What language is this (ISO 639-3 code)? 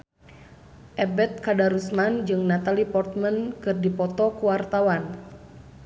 sun